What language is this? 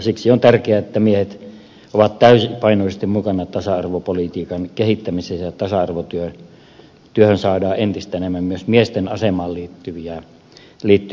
Finnish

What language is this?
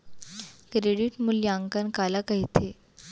Chhattisgarhi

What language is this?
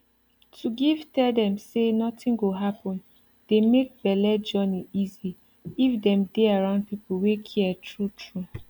Nigerian Pidgin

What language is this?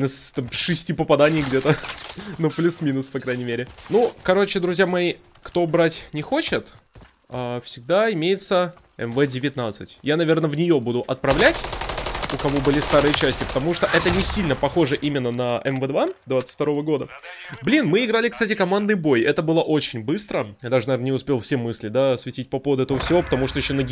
Russian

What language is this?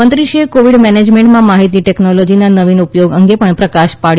Gujarati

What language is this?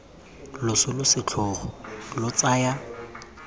Tswana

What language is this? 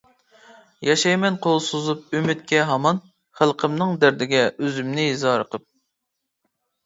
Uyghur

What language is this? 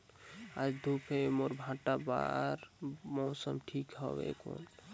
Chhattisgarhi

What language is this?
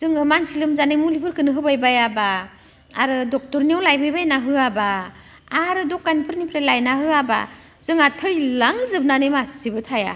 Bodo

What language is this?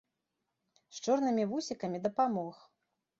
Belarusian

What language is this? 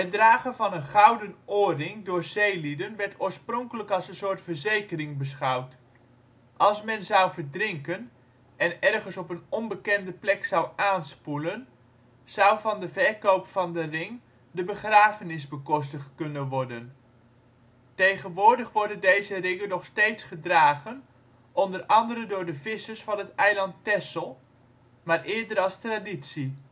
Dutch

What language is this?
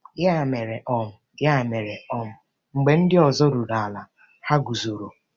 Igbo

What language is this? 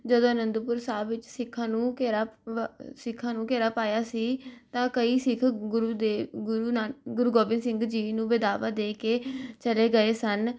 Punjabi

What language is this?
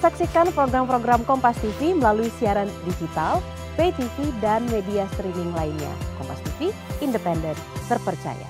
Indonesian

